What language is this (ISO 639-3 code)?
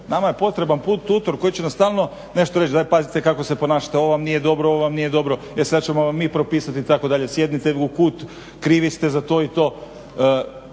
hrv